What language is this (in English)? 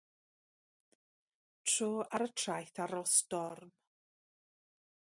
Welsh